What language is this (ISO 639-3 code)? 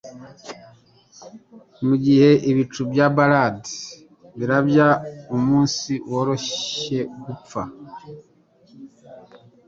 kin